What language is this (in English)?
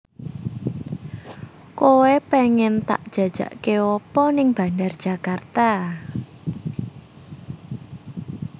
Javanese